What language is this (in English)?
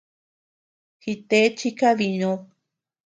Tepeuxila Cuicatec